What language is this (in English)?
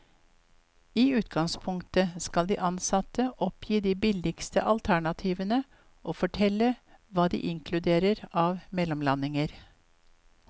Norwegian